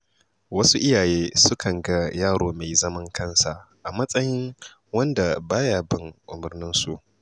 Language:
Hausa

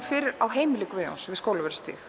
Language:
Icelandic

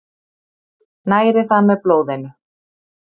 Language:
Icelandic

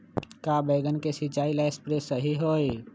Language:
Magahi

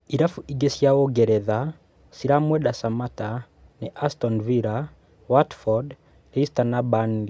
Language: Kikuyu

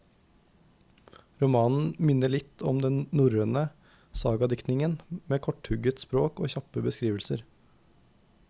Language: Norwegian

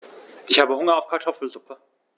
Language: German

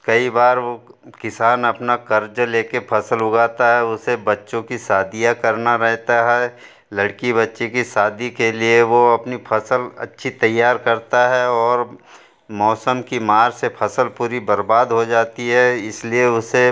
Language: Hindi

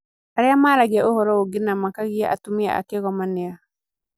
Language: Kikuyu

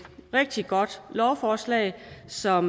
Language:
Danish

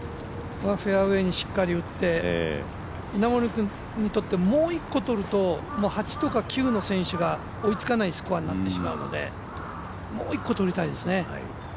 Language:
Japanese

